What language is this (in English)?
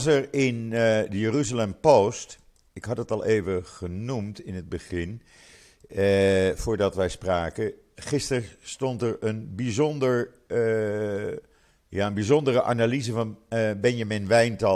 Dutch